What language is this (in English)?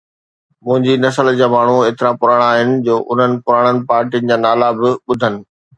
Sindhi